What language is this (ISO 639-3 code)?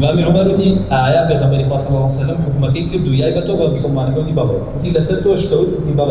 ara